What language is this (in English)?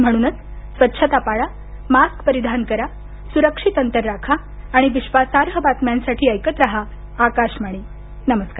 Marathi